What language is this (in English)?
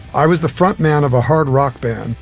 English